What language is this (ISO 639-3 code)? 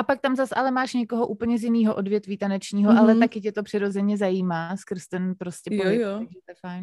ces